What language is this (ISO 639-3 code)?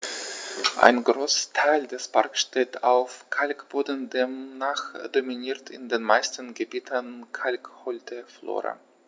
deu